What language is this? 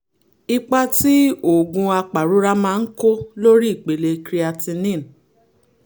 Yoruba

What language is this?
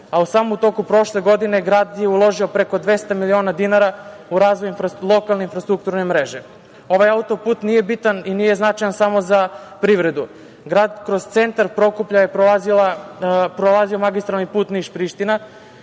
Serbian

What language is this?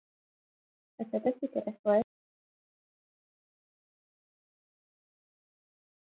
Hungarian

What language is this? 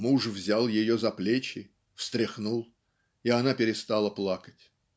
Russian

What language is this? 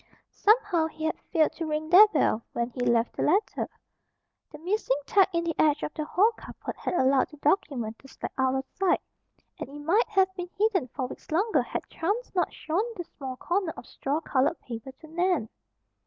English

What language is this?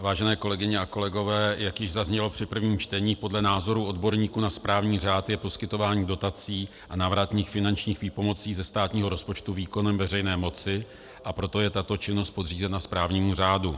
Czech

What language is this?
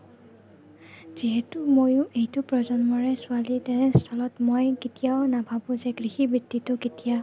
Assamese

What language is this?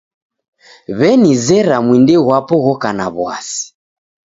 Taita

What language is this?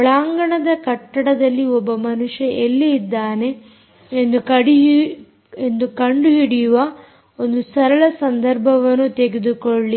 Kannada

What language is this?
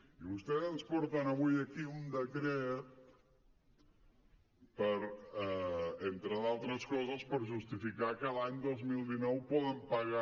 Catalan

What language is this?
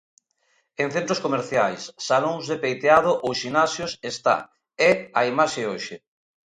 Galician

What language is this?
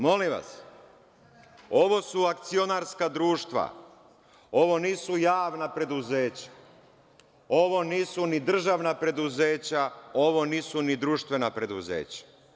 Serbian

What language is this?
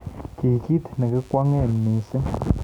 Kalenjin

